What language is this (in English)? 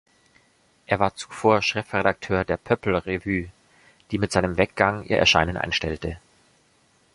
German